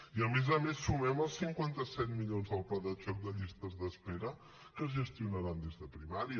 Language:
Catalan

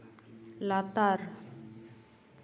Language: Santali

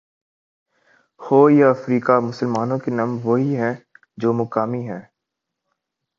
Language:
Urdu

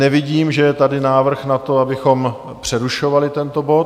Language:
Czech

